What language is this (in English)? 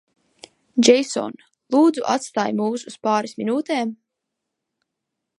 Latvian